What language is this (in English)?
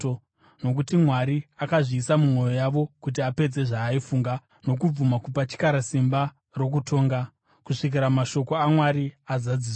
Shona